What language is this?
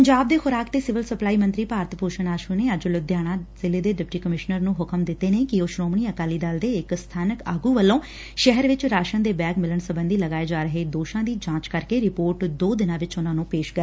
Punjabi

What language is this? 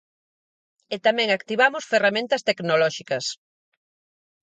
Galician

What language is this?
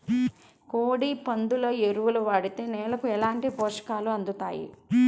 Telugu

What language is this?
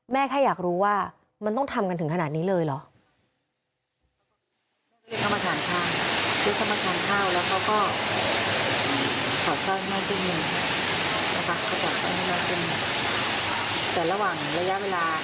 Thai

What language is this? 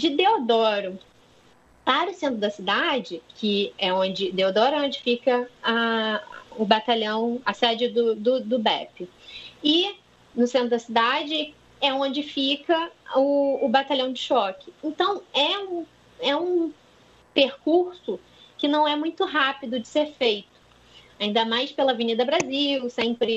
Portuguese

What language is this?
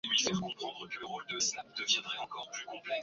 Swahili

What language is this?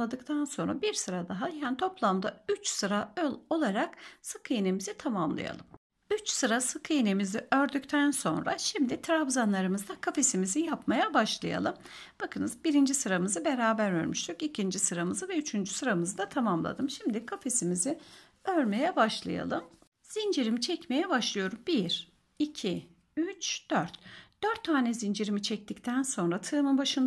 Turkish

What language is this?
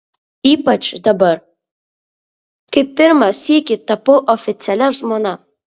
Lithuanian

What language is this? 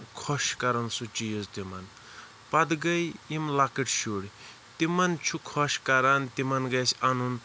Kashmiri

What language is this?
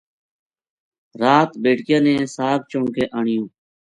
Gujari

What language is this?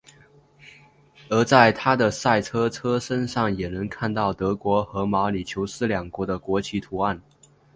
Chinese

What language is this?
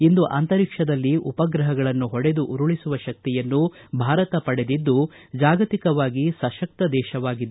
Kannada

